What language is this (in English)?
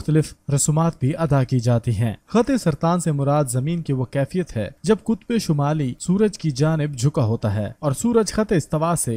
Hindi